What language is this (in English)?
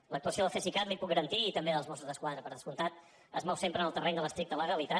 Catalan